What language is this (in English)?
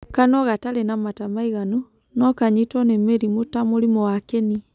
Kikuyu